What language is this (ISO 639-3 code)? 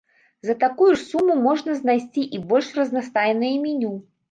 bel